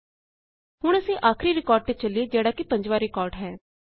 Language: Punjabi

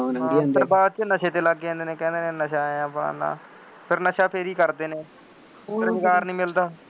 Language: Punjabi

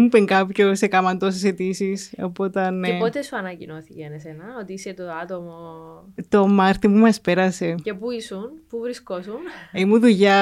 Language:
Greek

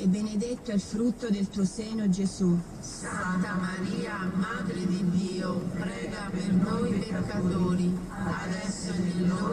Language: Italian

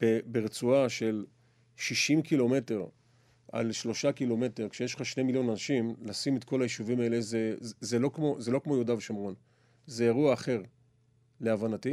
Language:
Hebrew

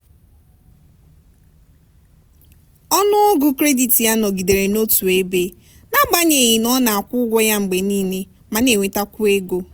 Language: Igbo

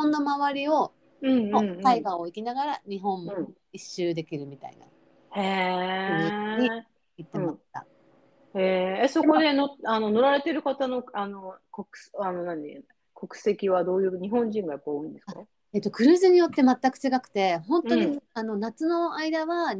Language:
Japanese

